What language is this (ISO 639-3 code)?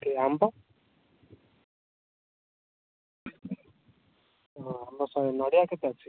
ori